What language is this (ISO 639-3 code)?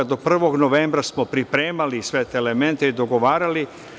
srp